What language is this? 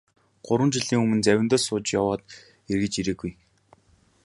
Mongolian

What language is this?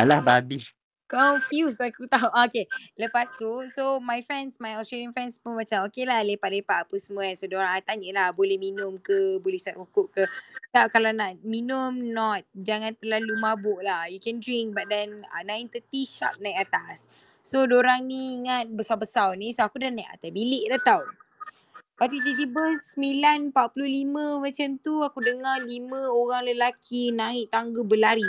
Malay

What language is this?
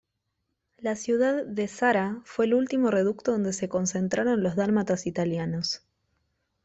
Spanish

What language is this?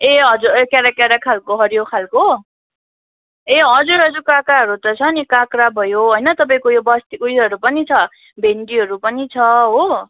Nepali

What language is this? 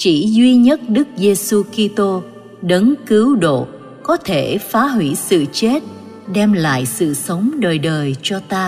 Vietnamese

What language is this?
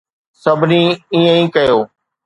Sindhi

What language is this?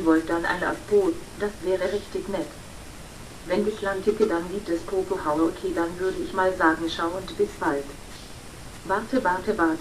German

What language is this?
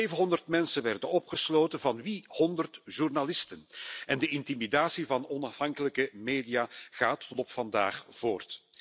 Dutch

